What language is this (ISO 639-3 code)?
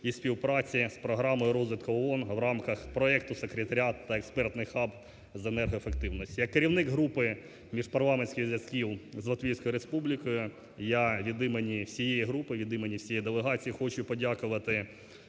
ukr